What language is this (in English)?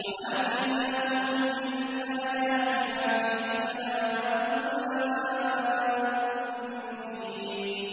Arabic